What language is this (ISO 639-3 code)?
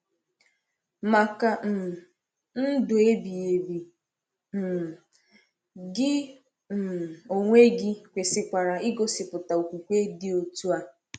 ibo